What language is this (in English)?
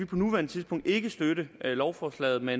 Danish